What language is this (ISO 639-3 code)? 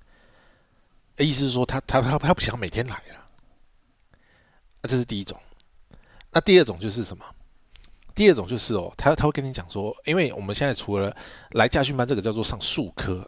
zho